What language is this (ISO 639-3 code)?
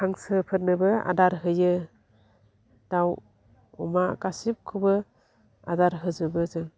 brx